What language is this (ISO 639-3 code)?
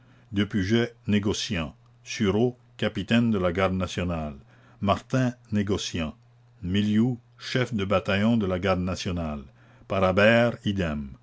fra